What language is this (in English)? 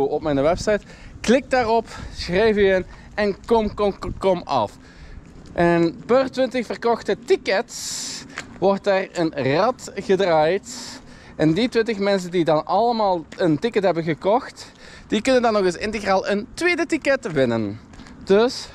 Dutch